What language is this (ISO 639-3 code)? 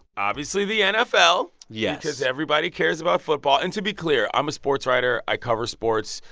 eng